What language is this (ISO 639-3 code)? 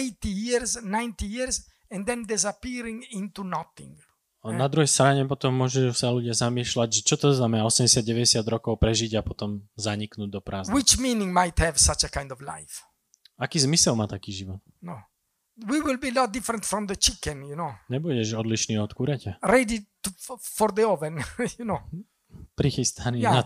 slk